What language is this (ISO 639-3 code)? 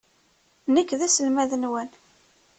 kab